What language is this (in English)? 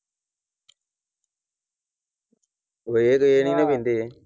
Punjabi